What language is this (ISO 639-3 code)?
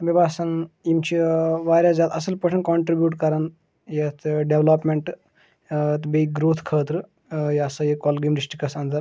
kas